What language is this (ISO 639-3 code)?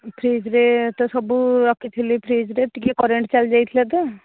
ori